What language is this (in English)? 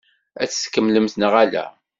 Kabyle